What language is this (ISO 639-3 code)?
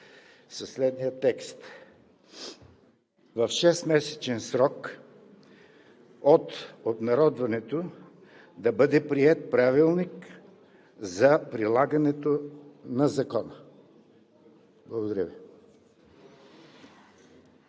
bul